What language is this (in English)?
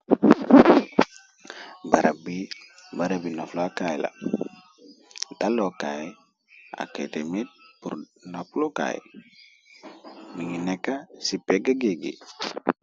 Wolof